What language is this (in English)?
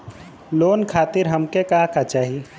Bhojpuri